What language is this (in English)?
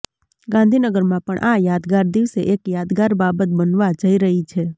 Gujarati